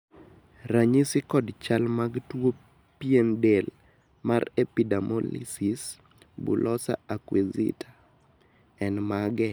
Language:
Luo (Kenya and Tanzania)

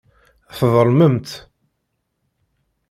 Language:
Kabyle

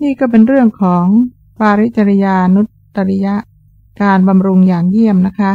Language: Thai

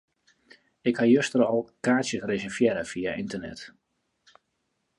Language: Western Frisian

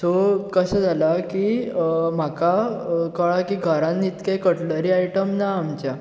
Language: Konkani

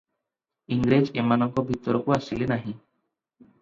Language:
Odia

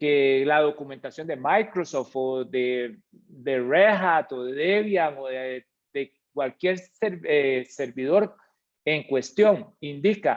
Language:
Spanish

